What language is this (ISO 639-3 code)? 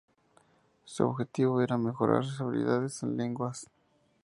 spa